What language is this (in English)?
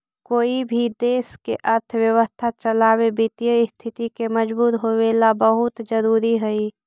Magahi